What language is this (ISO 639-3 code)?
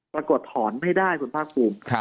tha